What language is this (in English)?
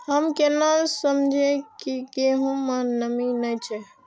Maithili